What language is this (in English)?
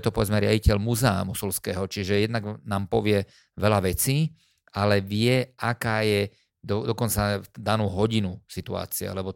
Slovak